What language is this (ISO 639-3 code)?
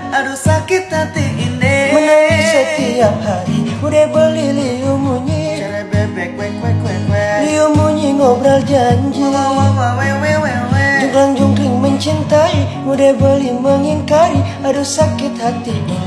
ind